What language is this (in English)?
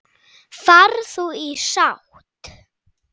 Icelandic